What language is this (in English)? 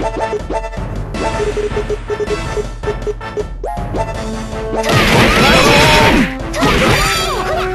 Japanese